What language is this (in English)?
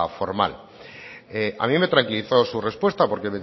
Spanish